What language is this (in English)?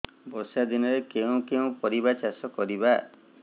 Odia